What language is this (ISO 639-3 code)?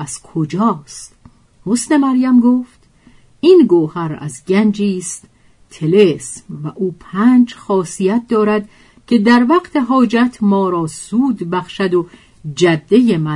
fas